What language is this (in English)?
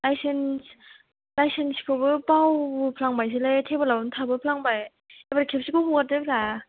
Bodo